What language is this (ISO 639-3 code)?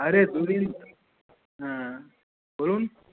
ben